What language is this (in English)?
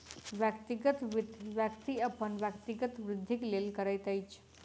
Maithili